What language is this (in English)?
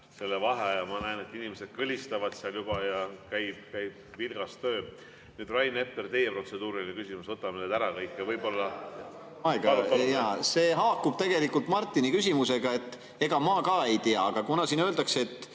Estonian